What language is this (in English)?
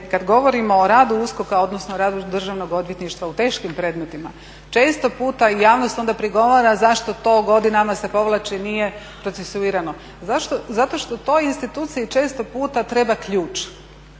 Croatian